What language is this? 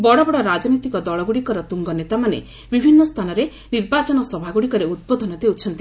Odia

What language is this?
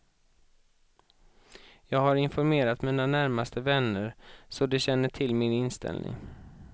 Swedish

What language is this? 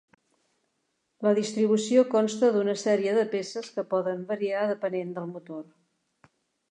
Catalan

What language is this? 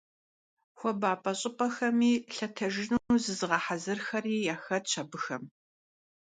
Kabardian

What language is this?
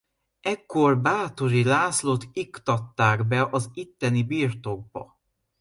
Hungarian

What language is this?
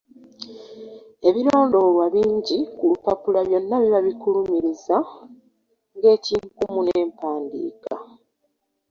Ganda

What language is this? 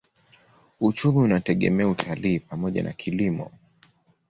Swahili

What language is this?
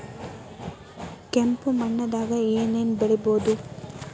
Kannada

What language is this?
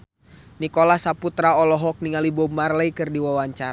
Sundanese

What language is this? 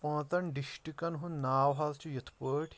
Kashmiri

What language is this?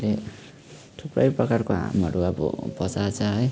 Nepali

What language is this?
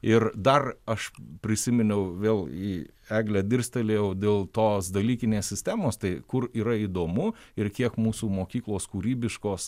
Lithuanian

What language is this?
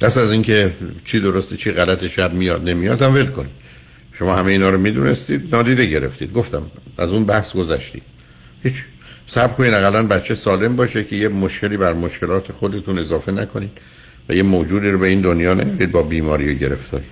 Persian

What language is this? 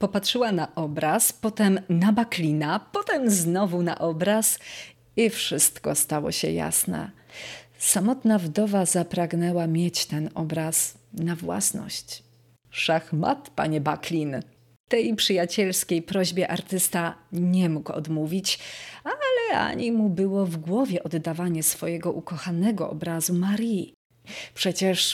Polish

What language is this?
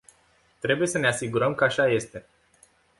Romanian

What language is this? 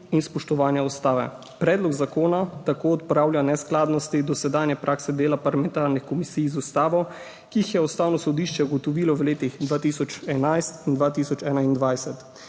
Slovenian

